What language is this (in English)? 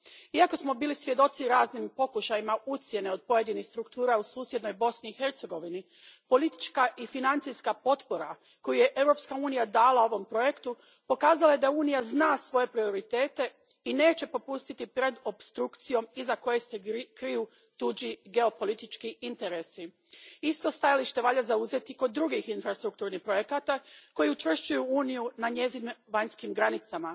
Croatian